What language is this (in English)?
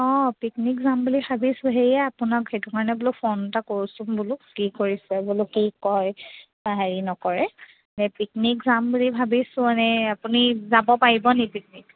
Assamese